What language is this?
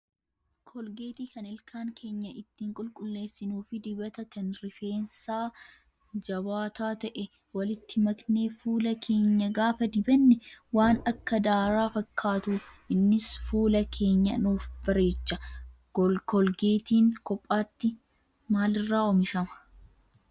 Oromo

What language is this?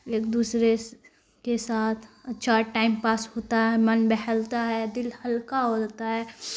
Urdu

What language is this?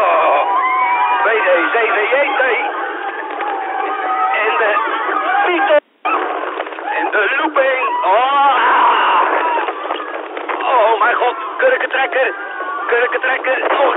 Dutch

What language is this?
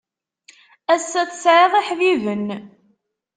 Kabyle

